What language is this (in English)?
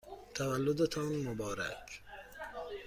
Persian